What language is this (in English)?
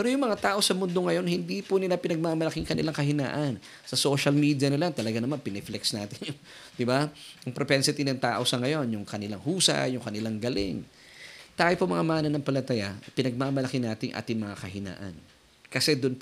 Filipino